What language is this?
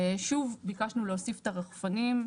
Hebrew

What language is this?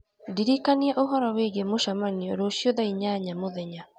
Kikuyu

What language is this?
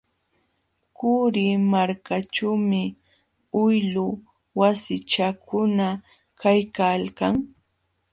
Jauja Wanca Quechua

